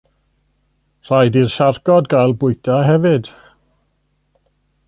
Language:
Welsh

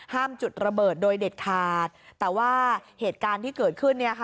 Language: Thai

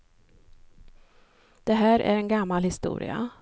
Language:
Swedish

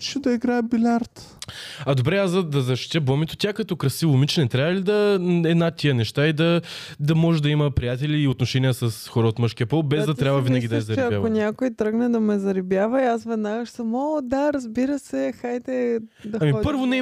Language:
Bulgarian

